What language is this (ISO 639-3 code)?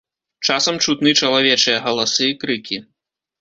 bel